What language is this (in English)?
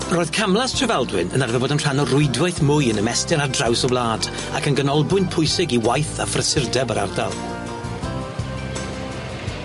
Welsh